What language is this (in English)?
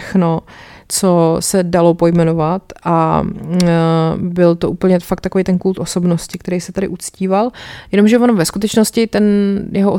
Czech